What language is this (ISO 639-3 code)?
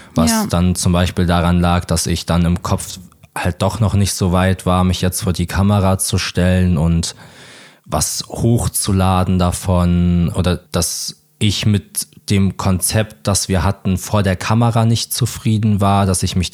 deu